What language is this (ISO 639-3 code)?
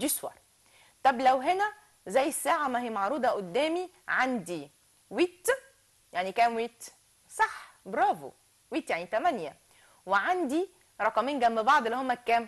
ara